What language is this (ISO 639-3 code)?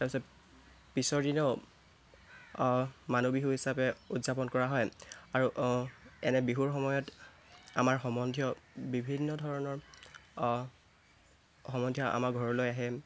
asm